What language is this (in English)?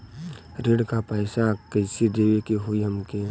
Bhojpuri